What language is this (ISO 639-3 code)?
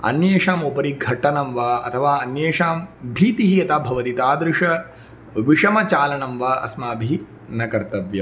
san